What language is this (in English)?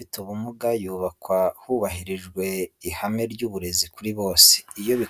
Kinyarwanda